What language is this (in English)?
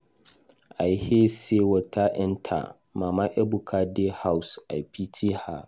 Nigerian Pidgin